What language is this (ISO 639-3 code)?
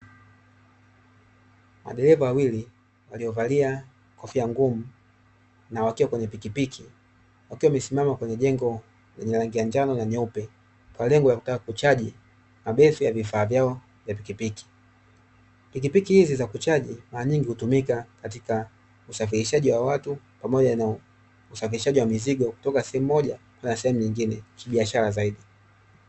swa